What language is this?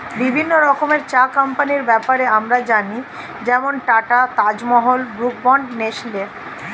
Bangla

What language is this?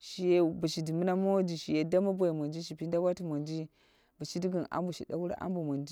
Dera (Nigeria)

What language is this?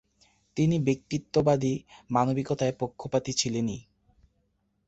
Bangla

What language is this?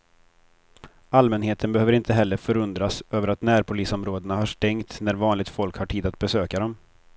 Swedish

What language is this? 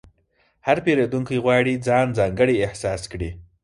Pashto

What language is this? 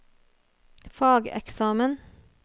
Norwegian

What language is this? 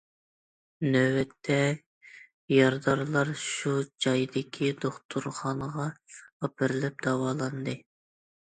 Uyghur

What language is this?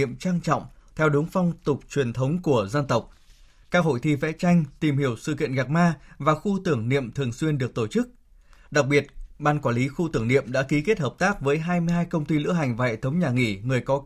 Vietnamese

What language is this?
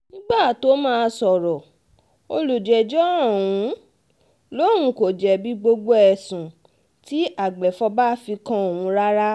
Yoruba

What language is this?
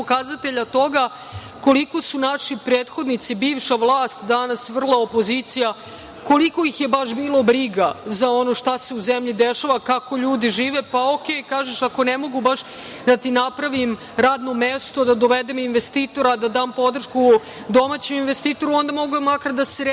Serbian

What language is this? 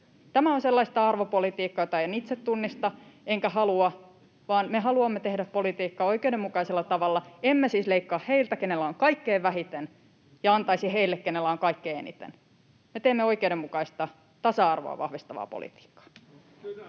Finnish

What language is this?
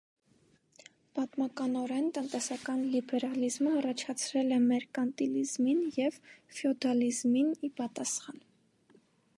Armenian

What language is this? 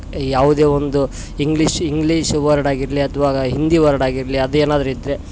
Kannada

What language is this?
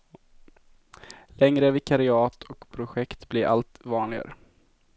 Swedish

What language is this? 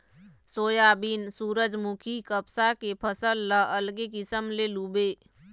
Chhattisgarhi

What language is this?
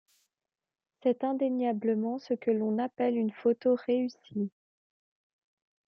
French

